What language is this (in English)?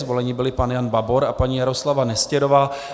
Czech